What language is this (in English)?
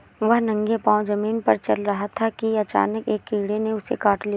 Hindi